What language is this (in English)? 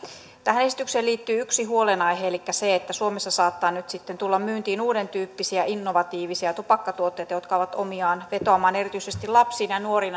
Finnish